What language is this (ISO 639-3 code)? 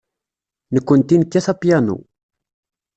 kab